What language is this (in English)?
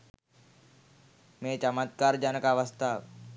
Sinhala